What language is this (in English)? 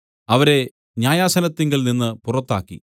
Malayalam